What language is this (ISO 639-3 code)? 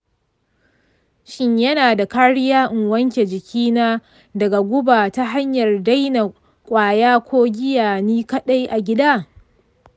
hau